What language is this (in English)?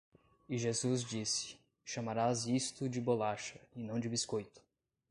Portuguese